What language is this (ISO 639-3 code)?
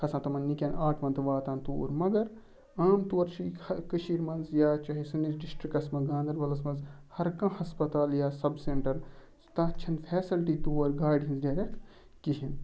kas